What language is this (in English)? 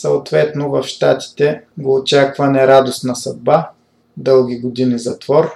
Bulgarian